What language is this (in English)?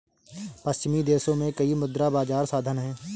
Hindi